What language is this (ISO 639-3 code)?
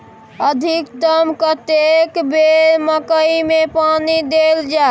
mai